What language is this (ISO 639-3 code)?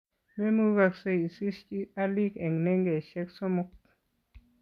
kln